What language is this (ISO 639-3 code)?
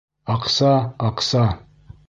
bak